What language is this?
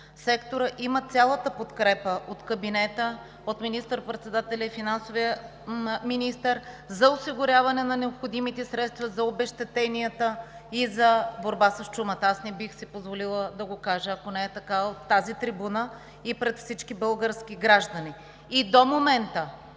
Bulgarian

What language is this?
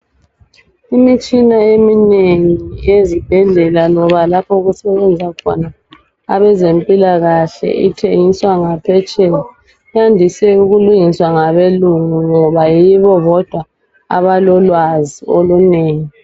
North Ndebele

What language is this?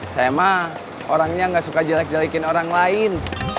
Indonesian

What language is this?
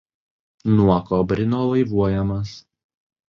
Lithuanian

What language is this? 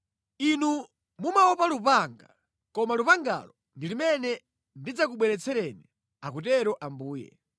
Nyanja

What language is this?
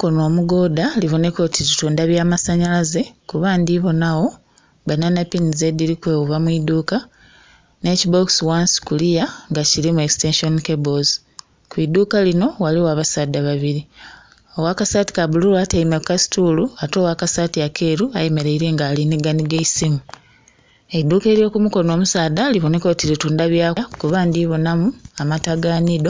Soga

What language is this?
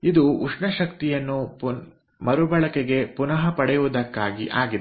Kannada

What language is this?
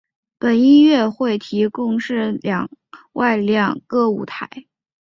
Chinese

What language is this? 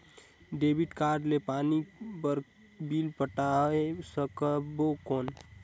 Chhattisgarhi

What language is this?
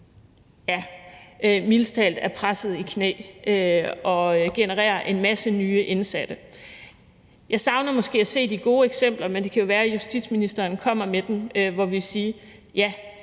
Danish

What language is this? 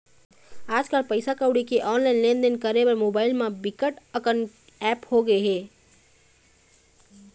Chhattisgarhi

